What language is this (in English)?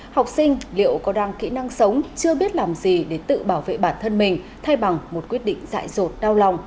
Vietnamese